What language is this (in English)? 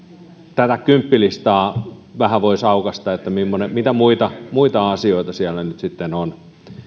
Finnish